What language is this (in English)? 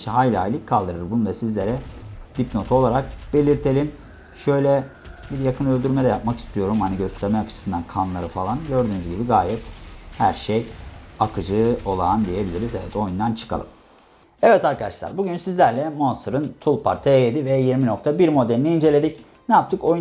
Turkish